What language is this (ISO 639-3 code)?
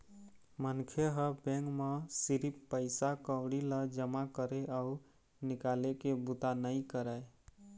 hne